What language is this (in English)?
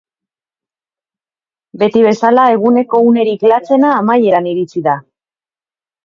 Basque